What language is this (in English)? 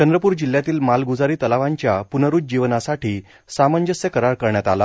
Marathi